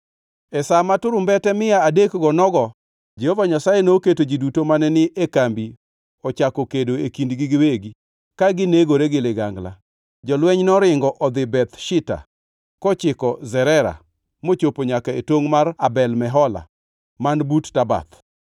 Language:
Luo (Kenya and Tanzania)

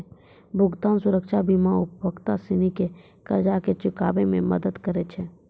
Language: Maithili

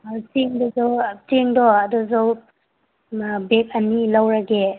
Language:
Manipuri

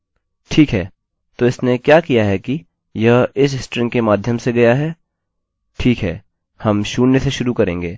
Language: Hindi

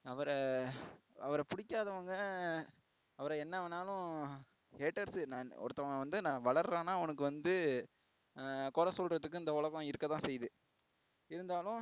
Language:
Tamil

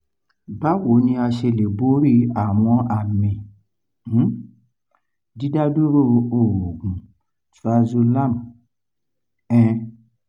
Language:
Yoruba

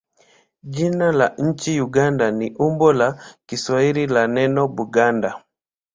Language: Swahili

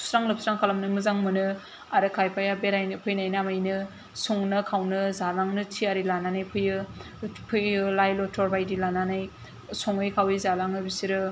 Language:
Bodo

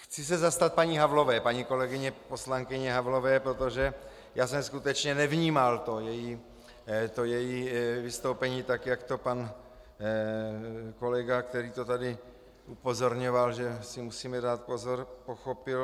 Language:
Czech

